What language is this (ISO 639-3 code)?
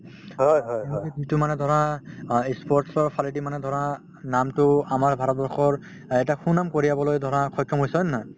asm